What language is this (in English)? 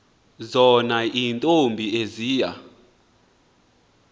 Xhosa